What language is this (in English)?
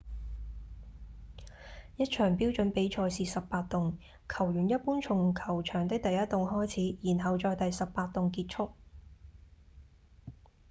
Cantonese